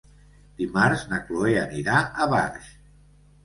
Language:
Catalan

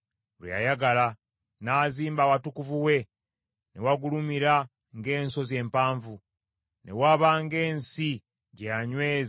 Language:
Ganda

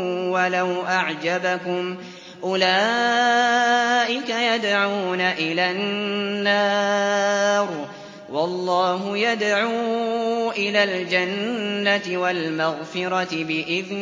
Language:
Arabic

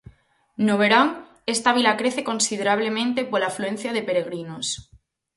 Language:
Galician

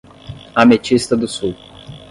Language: Portuguese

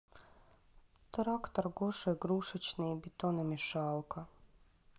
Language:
Russian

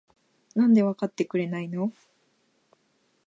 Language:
Japanese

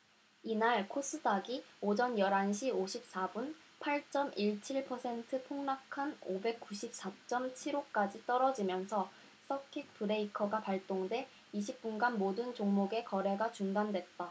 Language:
Korean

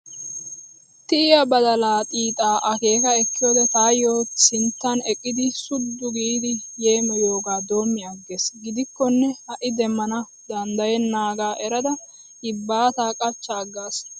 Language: Wolaytta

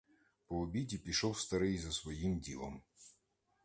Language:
Ukrainian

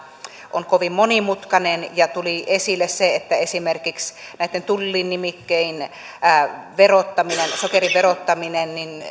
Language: Finnish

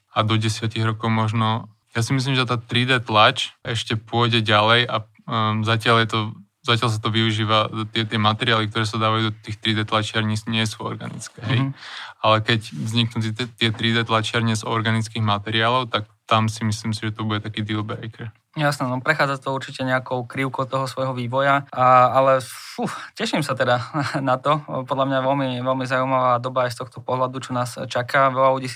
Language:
Slovak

